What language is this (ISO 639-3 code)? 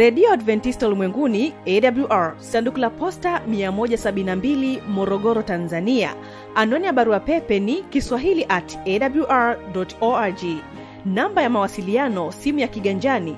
swa